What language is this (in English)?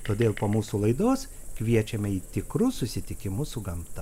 Lithuanian